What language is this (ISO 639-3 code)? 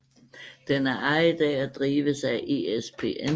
dan